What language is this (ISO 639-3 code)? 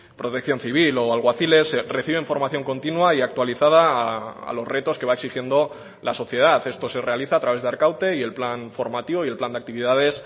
spa